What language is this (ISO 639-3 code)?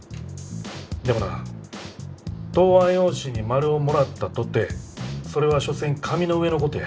jpn